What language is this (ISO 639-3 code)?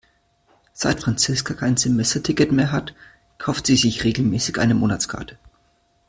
deu